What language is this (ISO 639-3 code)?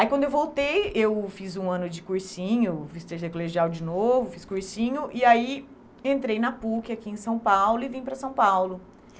por